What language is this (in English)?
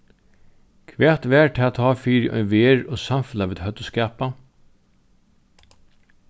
Faroese